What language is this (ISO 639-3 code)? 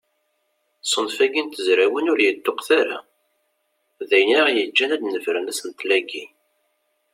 kab